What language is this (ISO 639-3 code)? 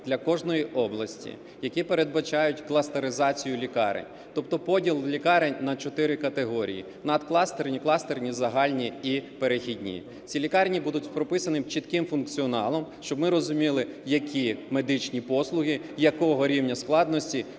ukr